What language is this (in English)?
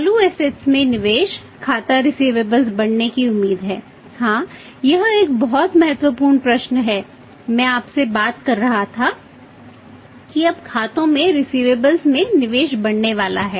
Hindi